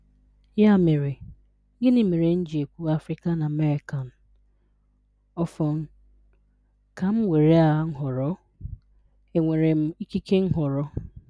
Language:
Igbo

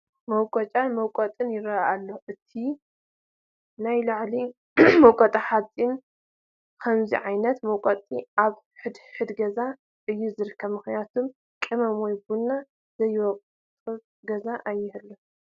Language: Tigrinya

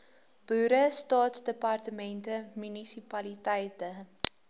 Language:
Afrikaans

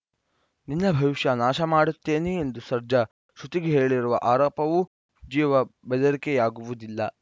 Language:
Kannada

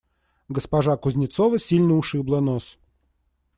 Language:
Russian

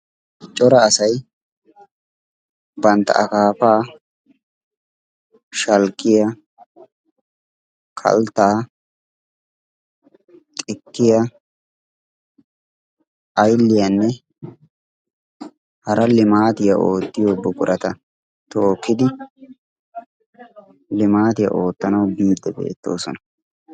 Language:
Wolaytta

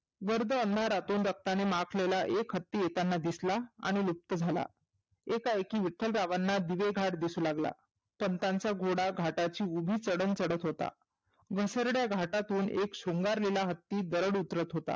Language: Marathi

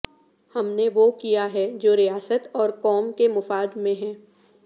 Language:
Urdu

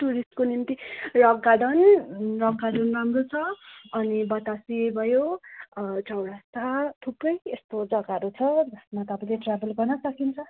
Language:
Nepali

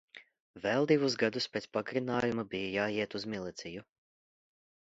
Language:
Latvian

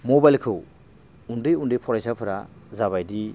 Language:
Bodo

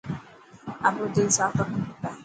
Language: Dhatki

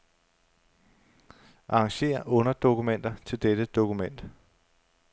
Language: Danish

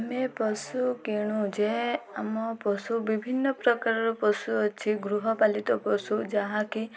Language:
Odia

